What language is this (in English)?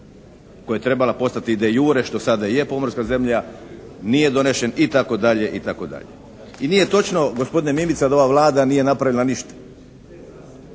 Croatian